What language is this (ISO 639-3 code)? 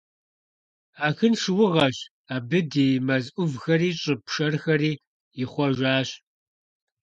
kbd